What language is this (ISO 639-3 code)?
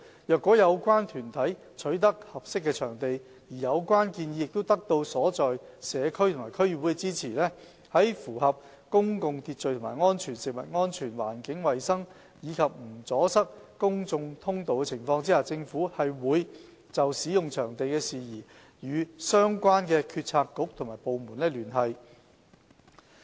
yue